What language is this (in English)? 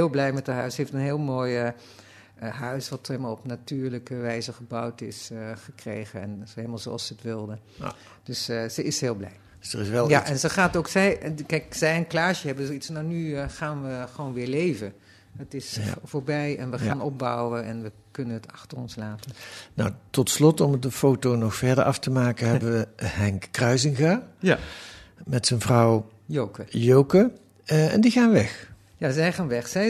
Dutch